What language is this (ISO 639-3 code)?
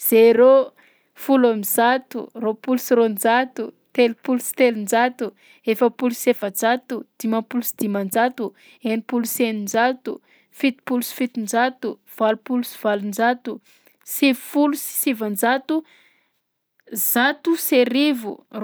bzc